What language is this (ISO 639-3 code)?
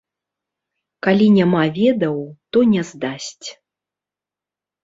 bel